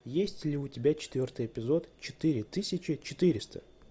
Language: Russian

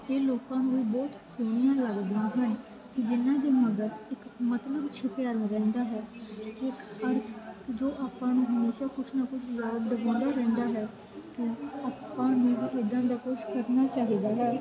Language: Punjabi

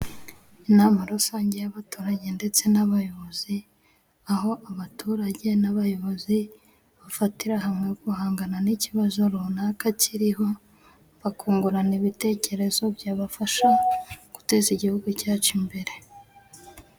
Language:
Kinyarwanda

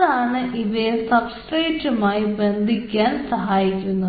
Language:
Malayalam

